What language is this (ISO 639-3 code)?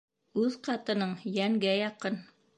bak